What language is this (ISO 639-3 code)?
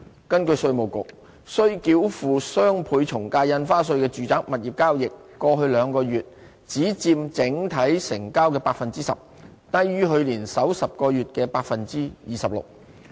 yue